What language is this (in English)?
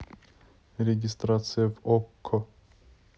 Russian